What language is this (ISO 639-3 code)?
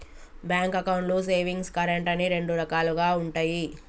tel